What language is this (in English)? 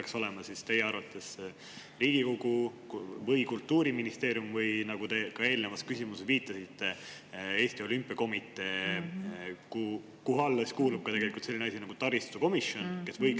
Estonian